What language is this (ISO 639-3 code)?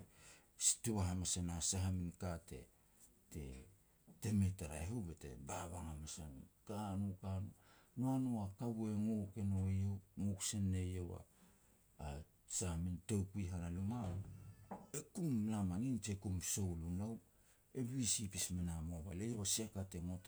pex